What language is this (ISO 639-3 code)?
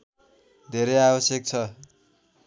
nep